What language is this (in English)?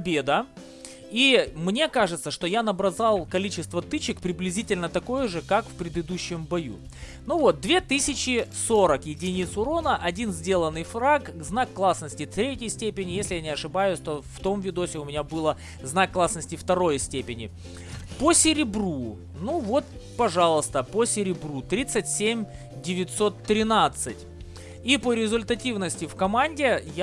Russian